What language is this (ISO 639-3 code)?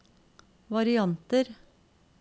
nor